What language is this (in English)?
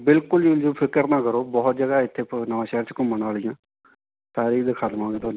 Punjabi